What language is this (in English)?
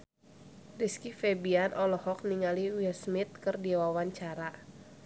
Sundanese